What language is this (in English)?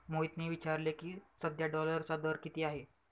Marathi